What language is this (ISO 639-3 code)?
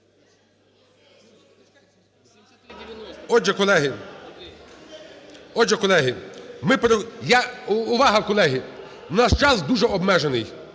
ukr